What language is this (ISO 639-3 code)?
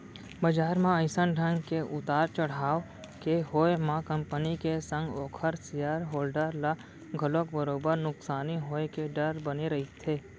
hne